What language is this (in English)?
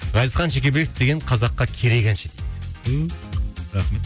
Kazakh